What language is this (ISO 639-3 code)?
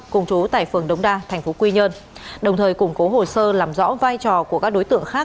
vie